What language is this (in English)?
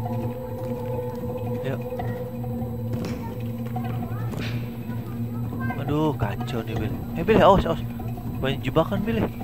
Indonesian